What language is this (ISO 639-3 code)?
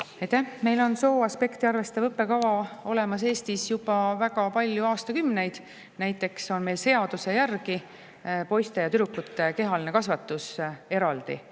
est